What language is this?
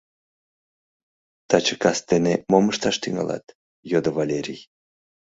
Mari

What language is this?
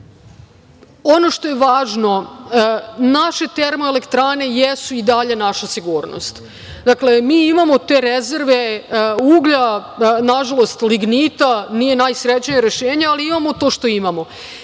Serbian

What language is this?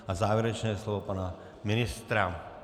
Czech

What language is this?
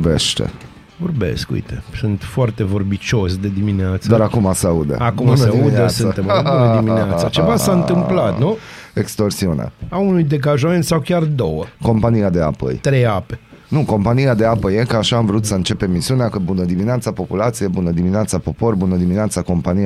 Romanian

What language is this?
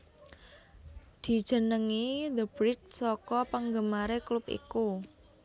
Javanese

